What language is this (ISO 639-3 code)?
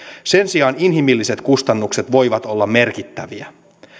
fin